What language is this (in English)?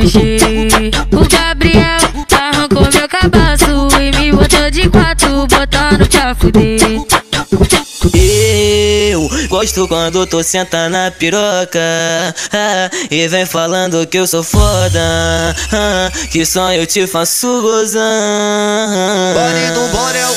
Portuguese